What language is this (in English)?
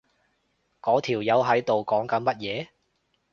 Cantonese